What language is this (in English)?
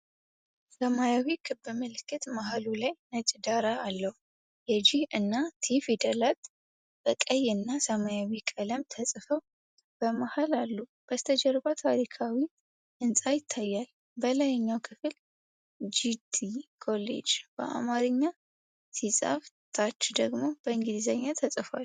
Amharic